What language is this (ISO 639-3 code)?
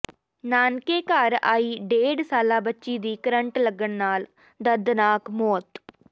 pan